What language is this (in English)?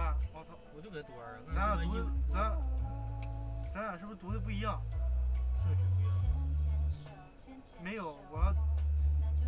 Chinese